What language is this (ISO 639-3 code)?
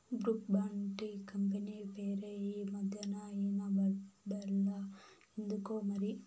tel